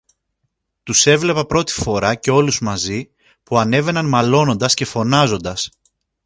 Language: Greek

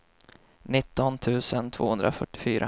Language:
Swedish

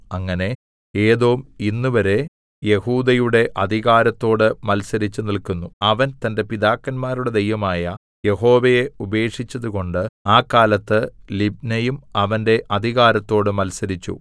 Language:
Malayalam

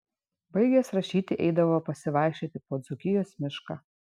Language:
Lithuanian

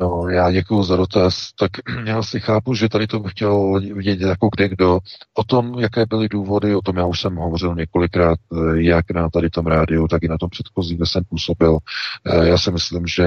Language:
Czech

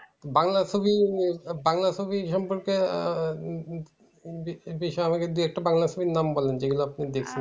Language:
Bangla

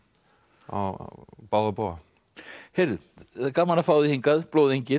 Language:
Icelandic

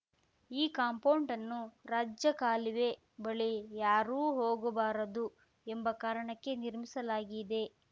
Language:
Kannada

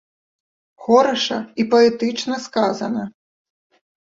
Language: Belarusian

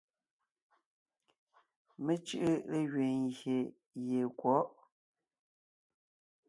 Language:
Ngiemboon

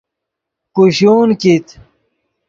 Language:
Yidgha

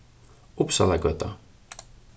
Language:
Faroese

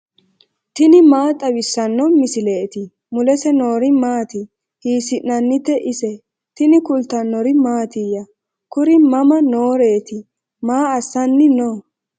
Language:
Sidamo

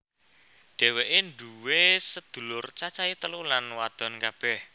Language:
Javanese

